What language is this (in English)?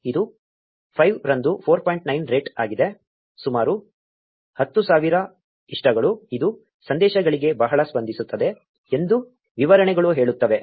Kannada